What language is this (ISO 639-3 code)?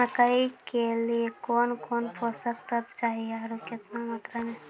mai